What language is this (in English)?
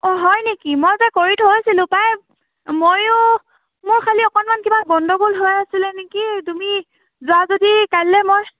Assamese